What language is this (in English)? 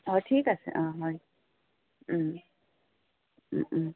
Assamese